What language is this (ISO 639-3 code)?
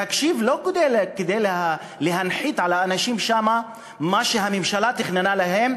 heb